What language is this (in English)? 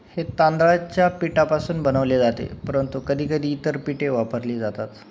Marathi